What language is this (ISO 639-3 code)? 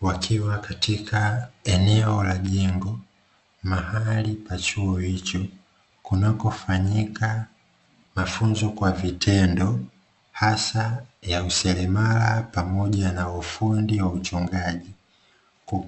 swa